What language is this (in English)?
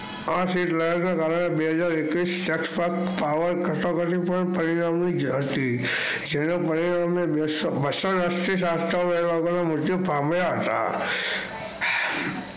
Gujarati